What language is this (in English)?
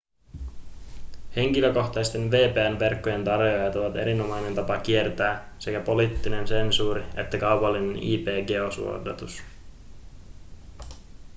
Finnish